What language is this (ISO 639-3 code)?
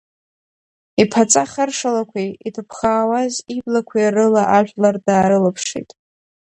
abk